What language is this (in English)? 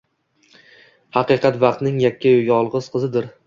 Uzbek